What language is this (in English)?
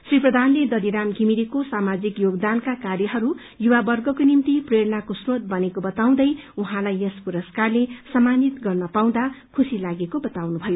Nepali